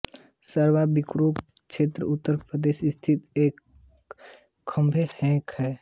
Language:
Hindi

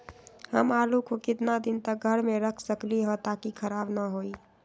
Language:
Magahi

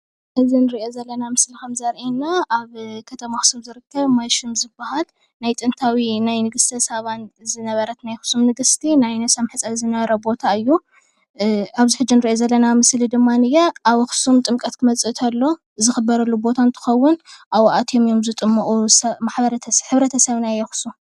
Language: Tigrinya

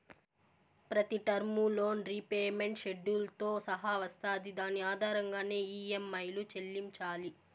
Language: Telugu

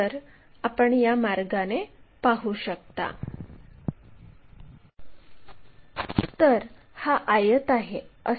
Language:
Marathi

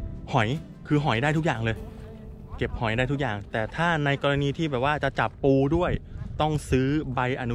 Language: Thai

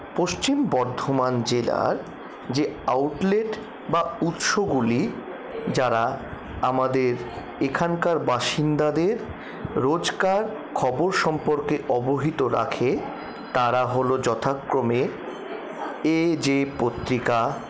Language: Bangla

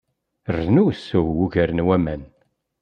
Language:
Kabyle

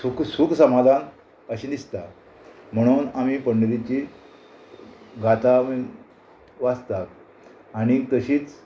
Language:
Konkani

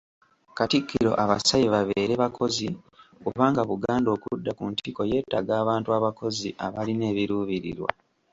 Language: Ganda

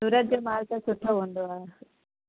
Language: Sindhi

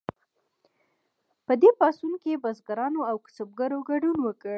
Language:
Pashto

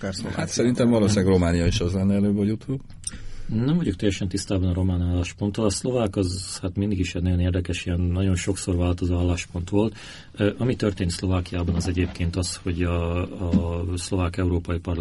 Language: Hungarian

